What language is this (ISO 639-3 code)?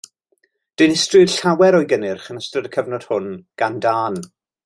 cym